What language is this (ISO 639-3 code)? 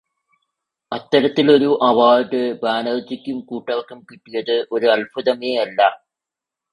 mal